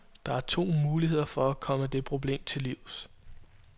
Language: Danish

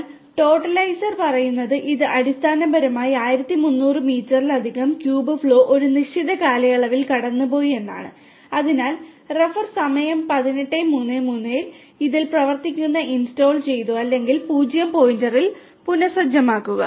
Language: Malayalam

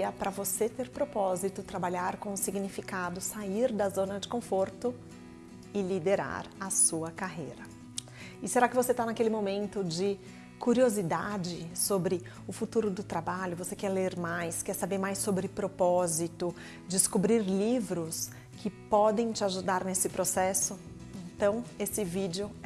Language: Portuguese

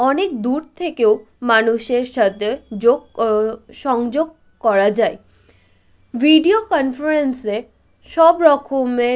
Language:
Bangla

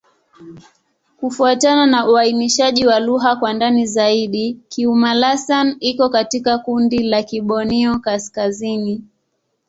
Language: Swahili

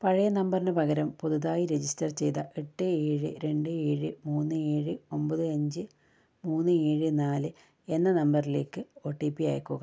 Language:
Malayalam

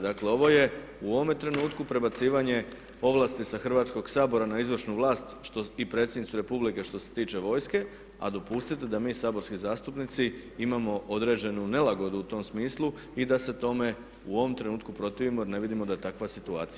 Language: Croatian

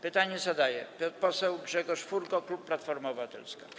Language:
Polish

